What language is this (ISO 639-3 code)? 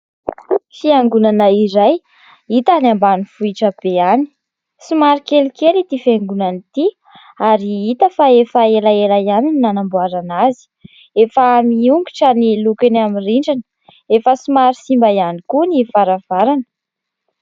mlg